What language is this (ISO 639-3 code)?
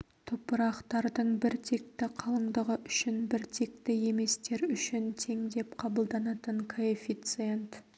kaz